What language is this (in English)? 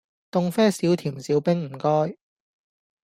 Cantonese